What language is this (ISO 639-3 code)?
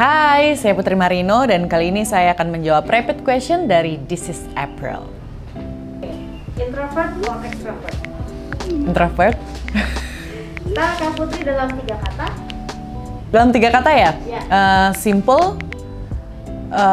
ind